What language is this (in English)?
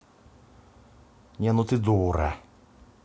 Russian